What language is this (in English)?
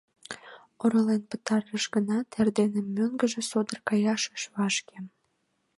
Mari